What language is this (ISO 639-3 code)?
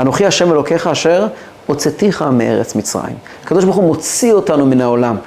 heb